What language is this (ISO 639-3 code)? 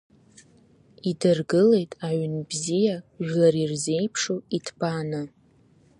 abk